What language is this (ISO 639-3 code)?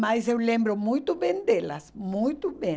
por